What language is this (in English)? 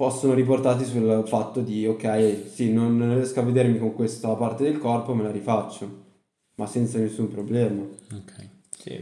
Italian